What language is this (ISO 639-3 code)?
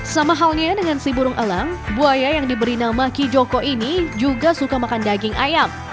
ind